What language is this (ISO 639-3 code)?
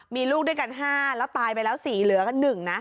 tha